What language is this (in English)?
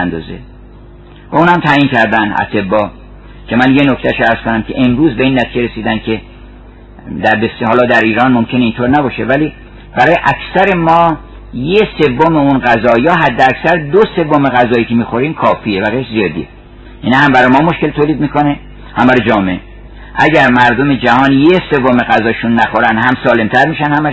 Persian